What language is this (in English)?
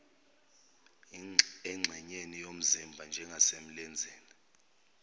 Zulu